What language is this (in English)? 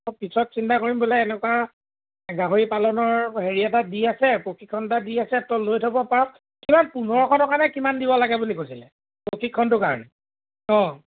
Assamese